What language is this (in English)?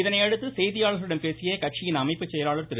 Tamil